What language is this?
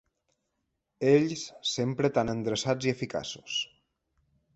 Catalan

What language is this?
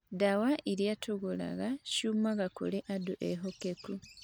Kikuyu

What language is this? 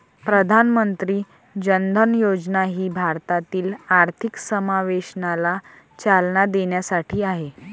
Marathi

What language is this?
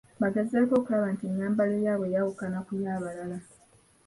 Ganda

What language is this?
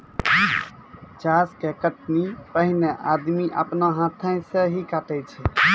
Maithili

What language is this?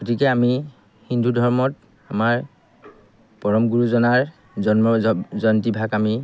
Assamese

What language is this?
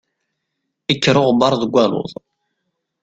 Kabyle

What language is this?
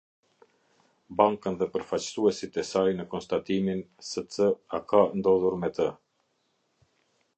Albanian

